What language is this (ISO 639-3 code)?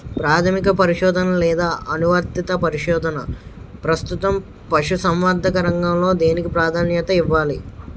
tel